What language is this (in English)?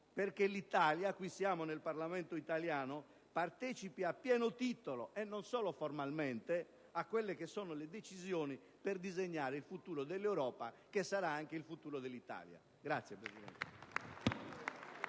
Italian